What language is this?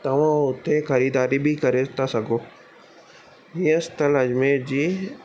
Sindhi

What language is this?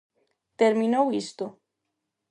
Galician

